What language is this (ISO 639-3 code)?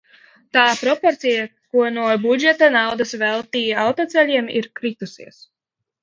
lav